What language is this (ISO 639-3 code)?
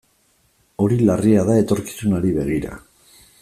eus